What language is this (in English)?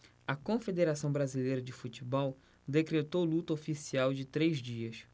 Portuguese